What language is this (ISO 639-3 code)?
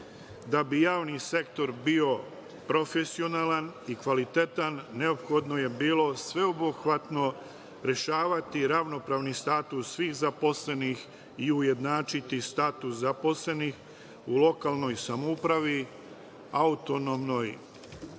srp